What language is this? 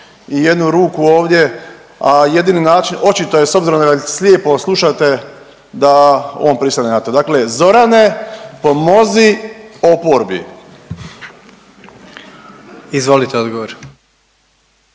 Croatian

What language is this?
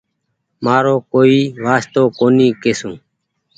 Goaria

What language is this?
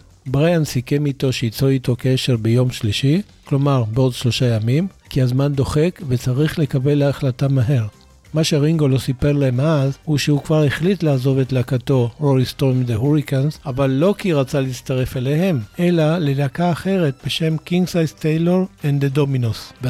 Hebrew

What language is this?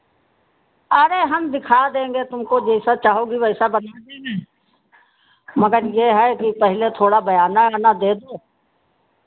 Hindi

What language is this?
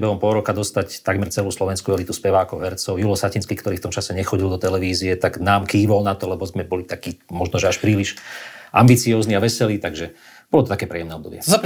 Slovak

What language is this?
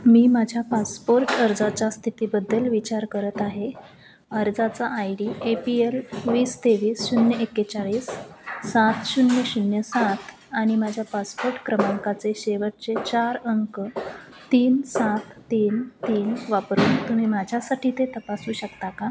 Marathi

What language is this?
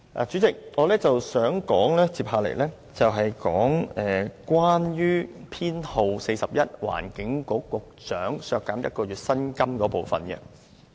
Cantonese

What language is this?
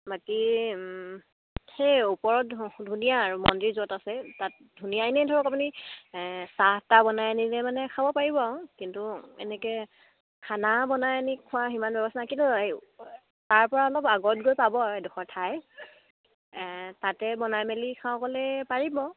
Assamese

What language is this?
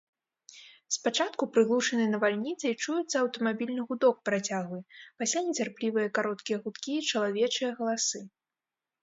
Belarusian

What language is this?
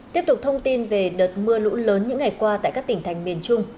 Vietnamese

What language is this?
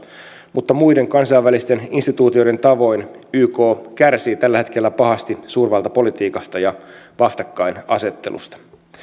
Finnish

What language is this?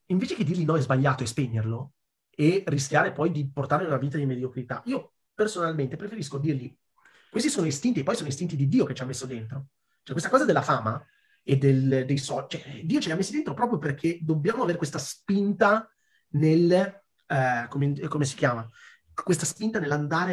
Italian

